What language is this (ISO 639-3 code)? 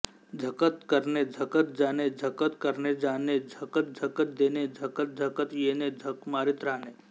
mar